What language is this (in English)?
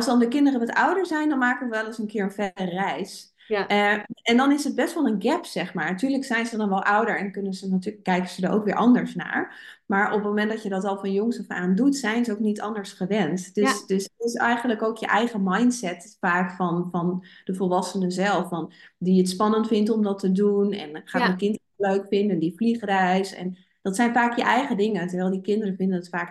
Dutch